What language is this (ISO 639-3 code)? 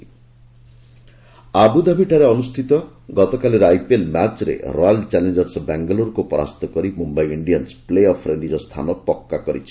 ori